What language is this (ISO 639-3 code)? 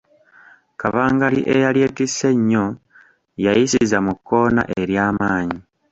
lug